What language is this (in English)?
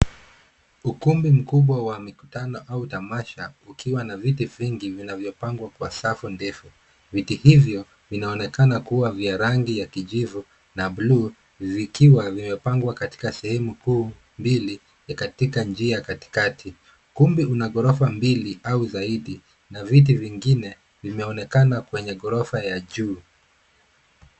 Swahili